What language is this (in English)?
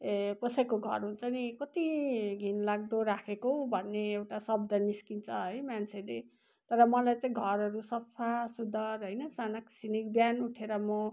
Nepali